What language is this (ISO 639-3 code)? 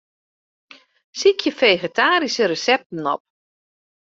fry